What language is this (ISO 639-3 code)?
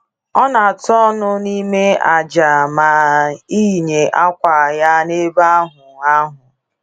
ibo